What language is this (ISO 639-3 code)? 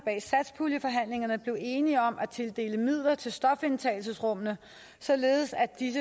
dan